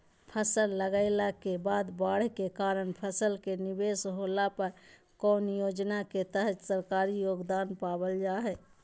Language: Magahi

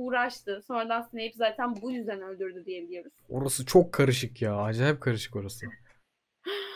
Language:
Turkish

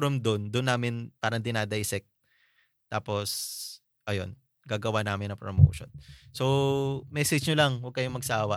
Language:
Filipino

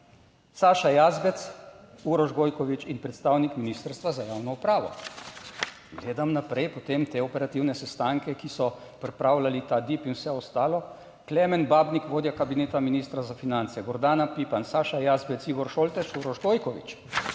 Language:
Slovenian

